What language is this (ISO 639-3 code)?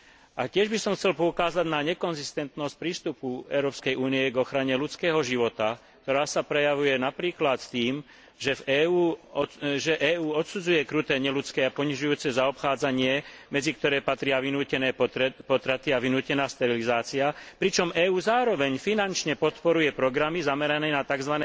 slk